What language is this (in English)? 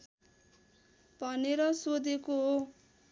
Nepali